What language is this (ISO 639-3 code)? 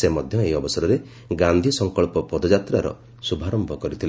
ori